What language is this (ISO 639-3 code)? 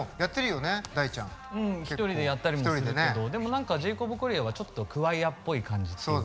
jpn